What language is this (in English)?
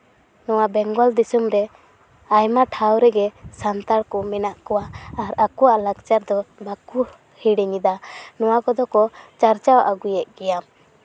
Santali